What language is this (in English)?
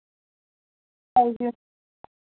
Dogri